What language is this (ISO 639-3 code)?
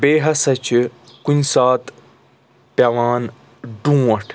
kas